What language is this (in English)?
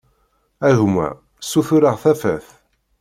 Kabyle